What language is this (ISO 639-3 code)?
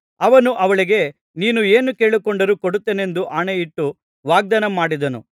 kan